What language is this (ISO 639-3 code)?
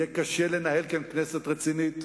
heb